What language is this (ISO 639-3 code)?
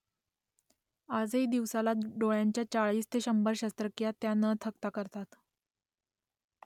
mar